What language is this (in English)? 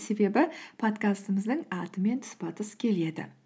Kazakh